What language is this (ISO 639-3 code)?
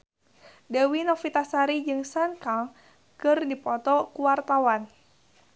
sun